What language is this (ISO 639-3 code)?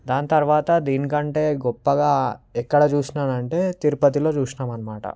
tel